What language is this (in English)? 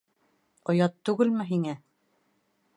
Bashkir